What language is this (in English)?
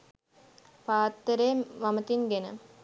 Sinhala